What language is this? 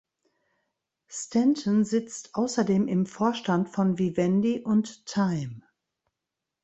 German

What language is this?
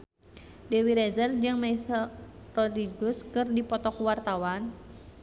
Sundanese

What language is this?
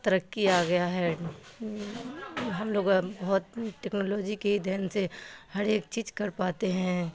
Urdu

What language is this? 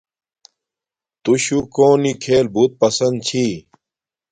Domaaki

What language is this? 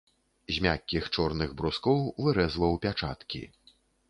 Belarusian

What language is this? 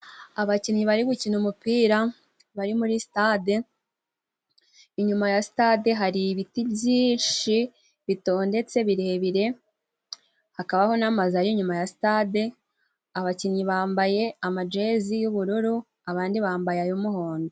Kinyarwanda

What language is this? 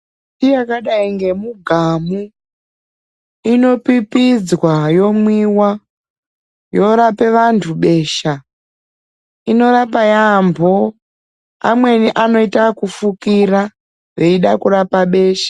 Ndau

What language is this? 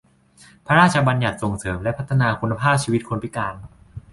Thai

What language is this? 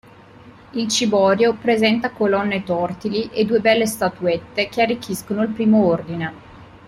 Italian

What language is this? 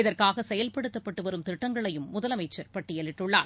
Tamil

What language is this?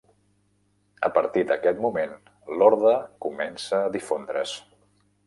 Catalan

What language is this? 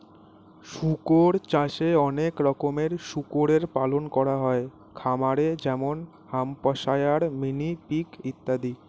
Bangla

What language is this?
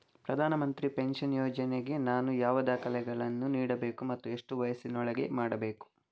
Kannada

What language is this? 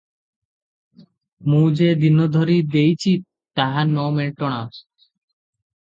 Odia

